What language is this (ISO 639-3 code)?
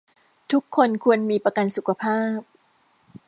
tha